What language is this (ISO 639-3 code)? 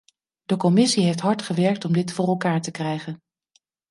nld